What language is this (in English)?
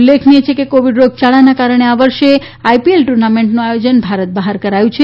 Gujarati